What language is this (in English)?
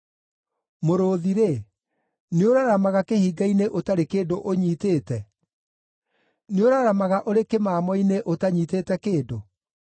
Kikuyu